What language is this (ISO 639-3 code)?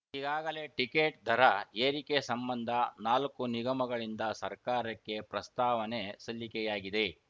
kan